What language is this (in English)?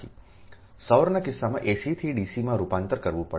Gujarati